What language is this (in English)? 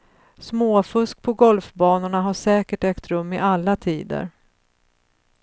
Swedish